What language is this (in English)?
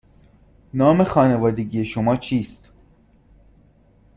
Persian